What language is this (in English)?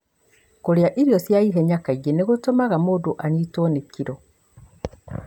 Kikuyu